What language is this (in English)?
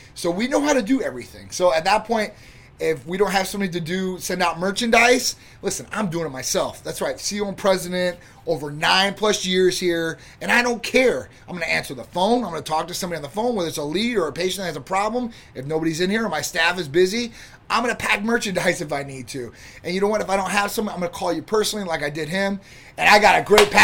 English